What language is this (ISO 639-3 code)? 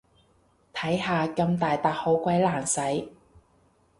yue